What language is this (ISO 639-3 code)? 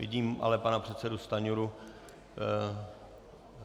ces